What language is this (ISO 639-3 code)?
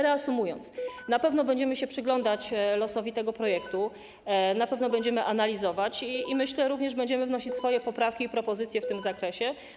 pol